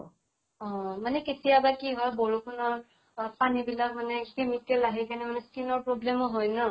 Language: Assamese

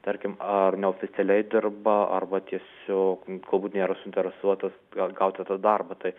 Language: Lithuanian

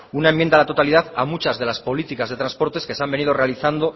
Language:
Spanish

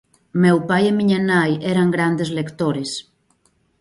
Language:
Galician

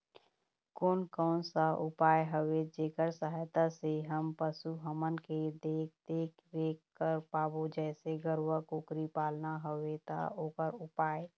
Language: Chhattisgarhi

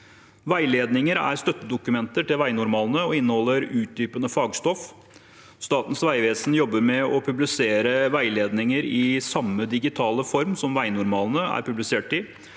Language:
Norwegian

